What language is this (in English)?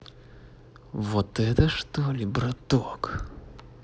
Russian